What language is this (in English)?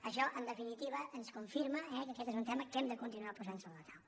Catalan